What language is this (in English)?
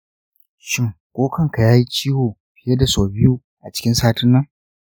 Hausa